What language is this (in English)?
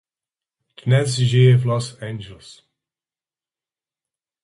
Czech